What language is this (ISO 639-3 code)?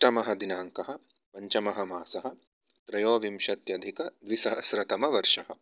san